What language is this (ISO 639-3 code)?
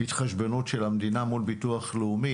heb